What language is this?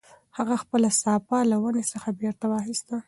Pashto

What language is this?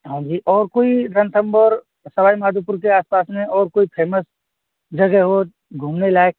Hindi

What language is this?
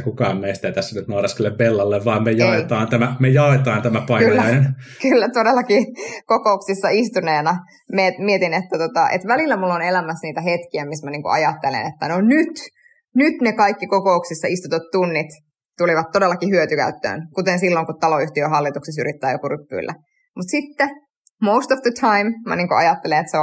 Finnish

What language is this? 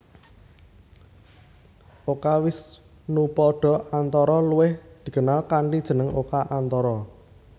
Javanese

